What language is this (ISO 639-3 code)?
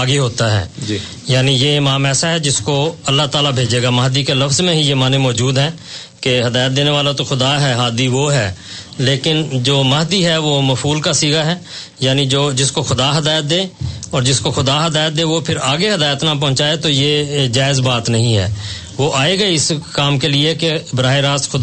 urd